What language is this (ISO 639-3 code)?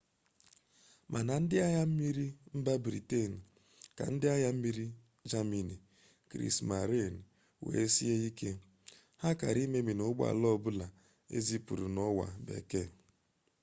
ibo